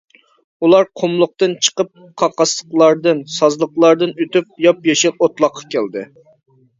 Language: Uyghur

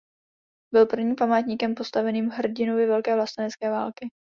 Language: Czech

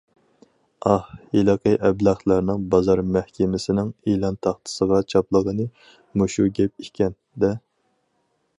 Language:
Uyghur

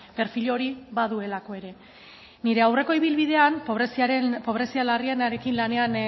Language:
Basque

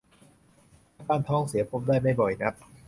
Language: Thai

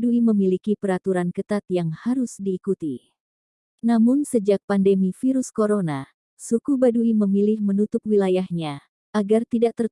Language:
Indonesian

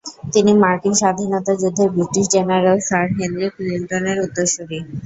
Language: Bangla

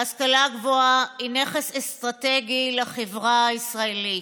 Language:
Hebrew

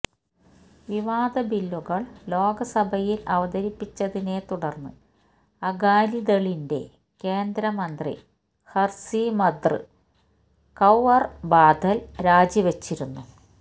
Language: Malayalam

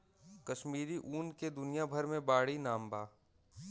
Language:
Bhojpuri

